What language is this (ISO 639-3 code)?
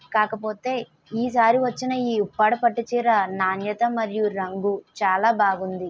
tel